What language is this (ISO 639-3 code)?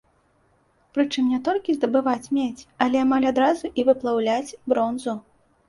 bel